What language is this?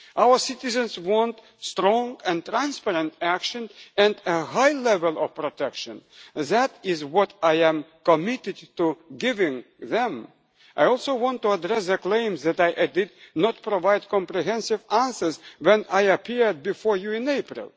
English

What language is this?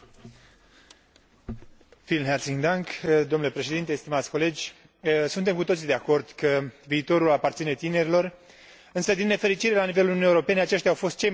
Romanian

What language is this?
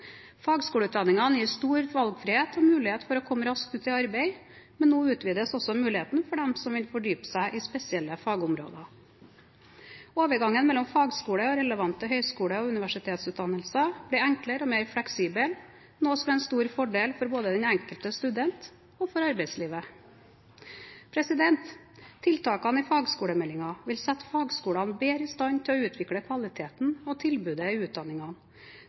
Norwegian Bokmål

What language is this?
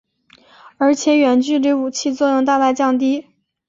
Chinese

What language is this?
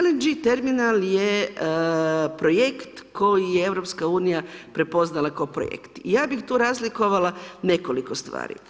Croatian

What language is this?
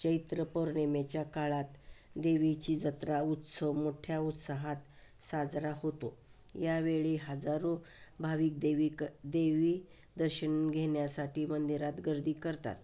Marathi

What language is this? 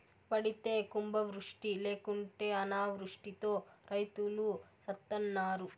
Telugu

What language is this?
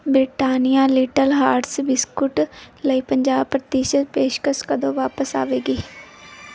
Punjabi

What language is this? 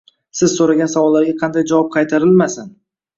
Uzbek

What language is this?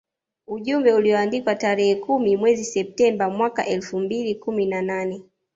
Swahili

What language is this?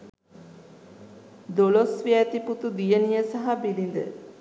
Sinhala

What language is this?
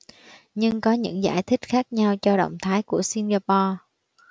Vietnamese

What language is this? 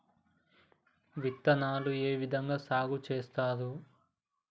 Telugu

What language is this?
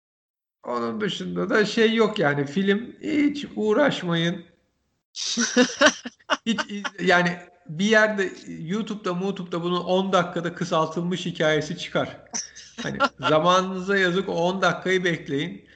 Turkish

